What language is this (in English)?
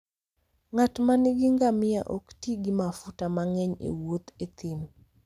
Luo (Kenya and Tanzania)